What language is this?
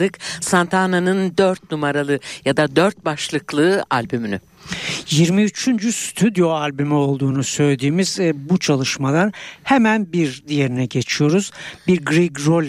Turkish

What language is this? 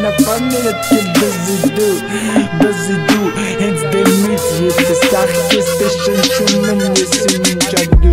Russian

